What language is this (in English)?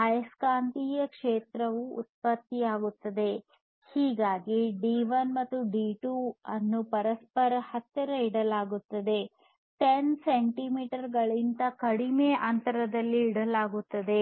Kannada